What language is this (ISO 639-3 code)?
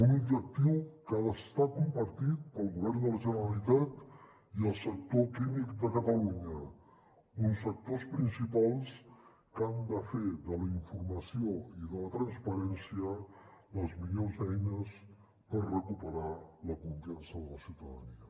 cat